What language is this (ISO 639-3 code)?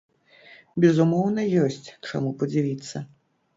bel